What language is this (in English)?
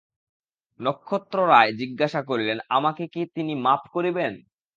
Bangla